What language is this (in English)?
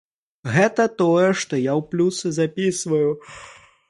Belarusian